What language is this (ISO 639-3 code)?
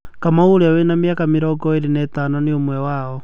kik